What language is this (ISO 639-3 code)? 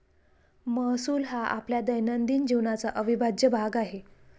mar